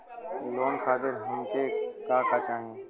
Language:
Bhojpuri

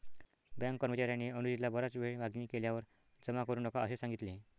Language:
Marathi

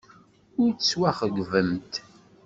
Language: Kabyle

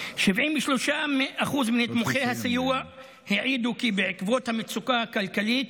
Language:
Hebrew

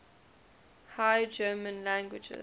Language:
English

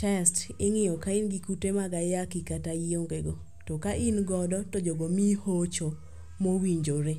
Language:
Luo (Kenya and Tanzania)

